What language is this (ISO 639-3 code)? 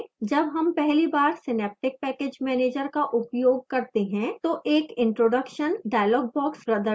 hin